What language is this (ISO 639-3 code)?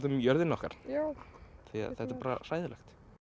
isl